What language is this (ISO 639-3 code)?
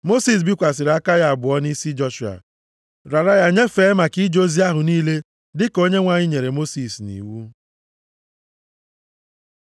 ibo